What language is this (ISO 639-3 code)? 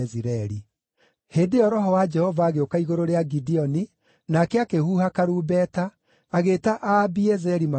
kik